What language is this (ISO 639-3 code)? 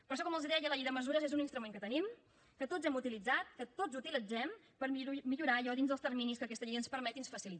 cat